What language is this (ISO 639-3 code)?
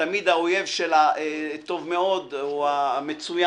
heb